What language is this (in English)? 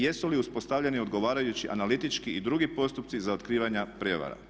Croatian